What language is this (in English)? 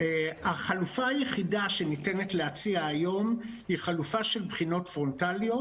Hebrew